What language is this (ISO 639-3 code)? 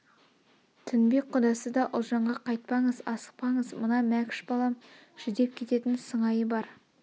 kaz